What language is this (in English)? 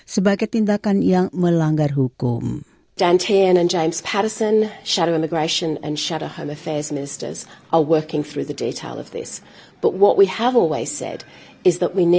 Indonesian